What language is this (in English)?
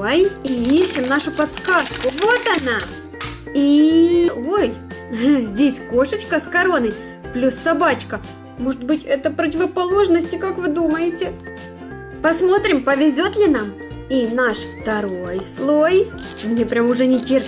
Russian